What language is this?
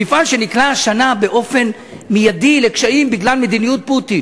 Hebrew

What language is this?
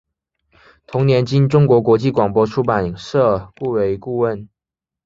Chinese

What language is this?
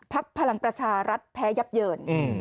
Thai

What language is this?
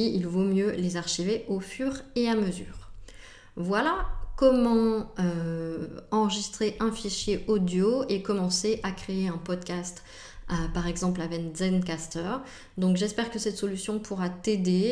French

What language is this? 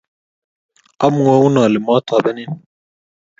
Kalenjin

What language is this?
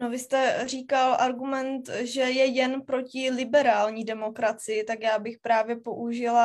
Czech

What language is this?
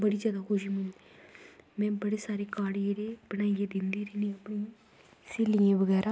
Dogri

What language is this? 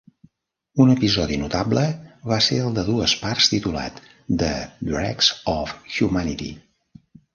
Catalan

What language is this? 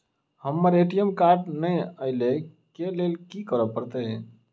Maithili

